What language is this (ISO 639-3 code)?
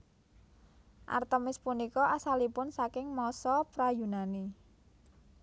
jav